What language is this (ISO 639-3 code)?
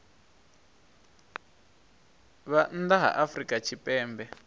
ven